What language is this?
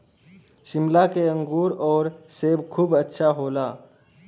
Bhojpuri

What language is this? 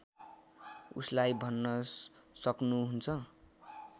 Nepali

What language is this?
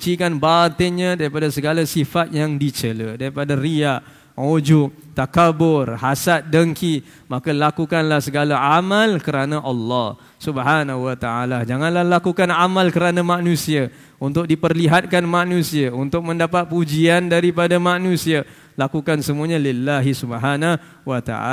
Malay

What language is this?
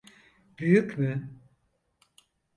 Turkish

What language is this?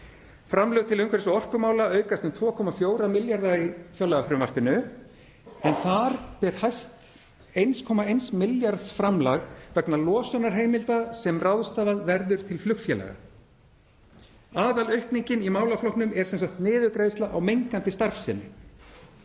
Icelandic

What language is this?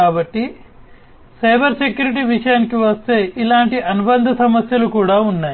Telugu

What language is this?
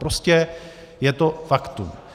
Czech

